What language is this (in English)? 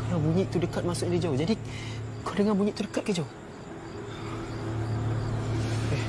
Malay